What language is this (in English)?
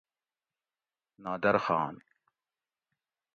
Gawri